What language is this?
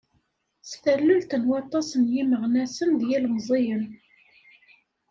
Kabyle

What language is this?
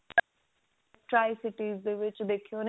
Punjabi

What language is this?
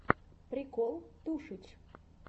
Russian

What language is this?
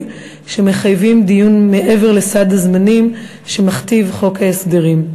Hebrew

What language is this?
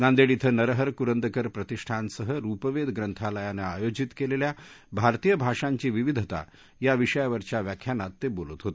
Marathi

